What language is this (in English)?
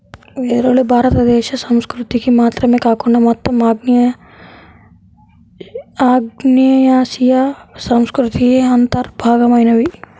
Telugu